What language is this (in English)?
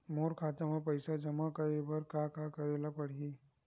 Chhattisgarhi